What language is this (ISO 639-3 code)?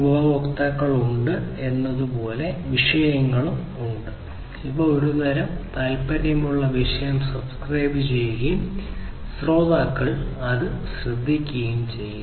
mal